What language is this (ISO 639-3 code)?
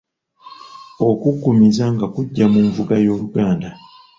lug